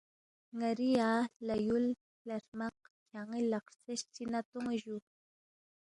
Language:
Balti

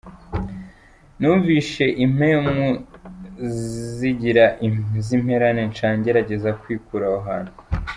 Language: Kinyarwanda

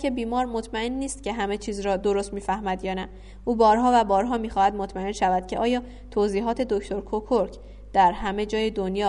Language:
Persian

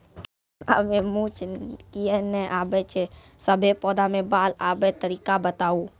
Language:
Maithili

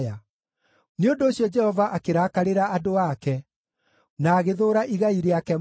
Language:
Kikuyu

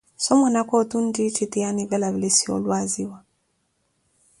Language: Koti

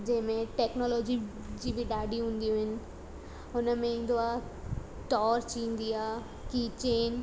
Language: Sindhi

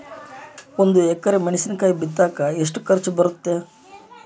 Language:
Kannada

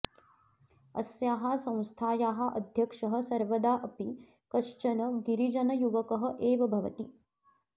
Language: Sanskrit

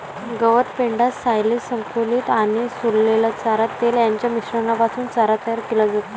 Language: Marathi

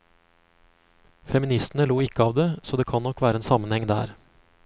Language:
Norwegian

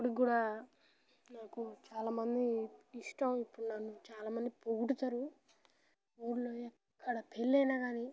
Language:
Telugu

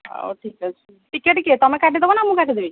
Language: Odia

